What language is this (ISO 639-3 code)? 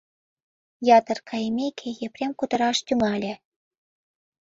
chm